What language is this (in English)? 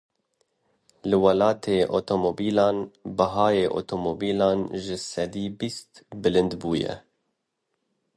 Kurdish